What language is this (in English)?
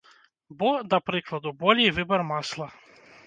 Belarusian